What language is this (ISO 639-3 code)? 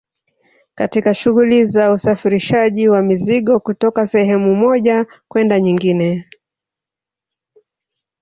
swa